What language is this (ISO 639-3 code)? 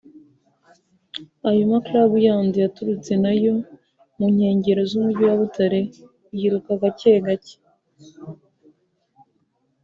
kin